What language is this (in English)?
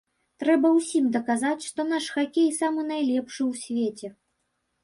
Belarusian